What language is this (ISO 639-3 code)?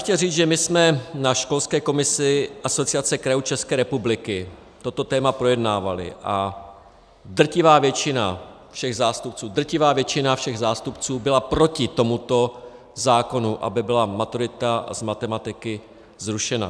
ces